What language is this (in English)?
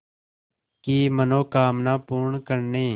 Hindi